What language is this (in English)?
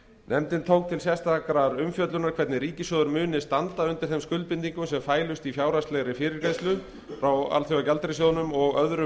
Icelandic